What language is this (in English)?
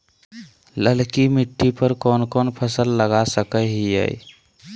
Magahi